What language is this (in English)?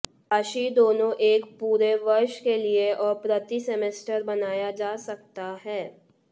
Hindi